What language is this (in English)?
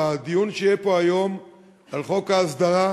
Hebrew